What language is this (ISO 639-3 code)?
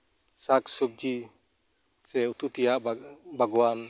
sat